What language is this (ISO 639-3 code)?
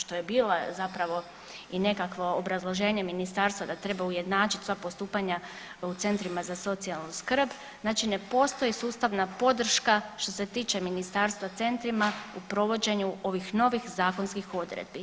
hrv